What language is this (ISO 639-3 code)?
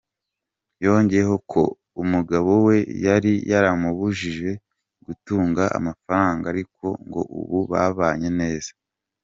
kin